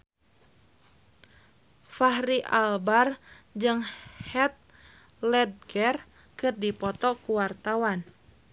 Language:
Sundanese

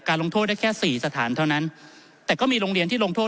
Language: Thai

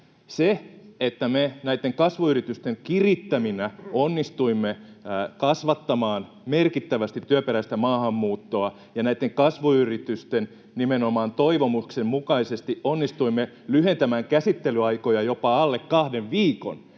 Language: Finnish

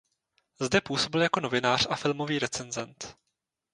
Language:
Czech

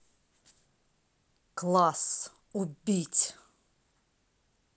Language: Russian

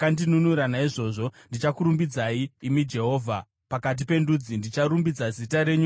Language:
Shona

